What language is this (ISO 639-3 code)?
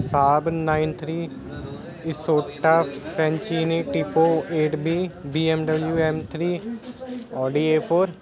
pan